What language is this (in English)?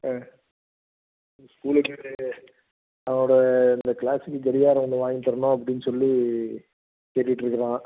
Tamil